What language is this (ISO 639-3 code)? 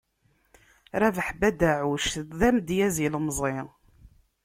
kab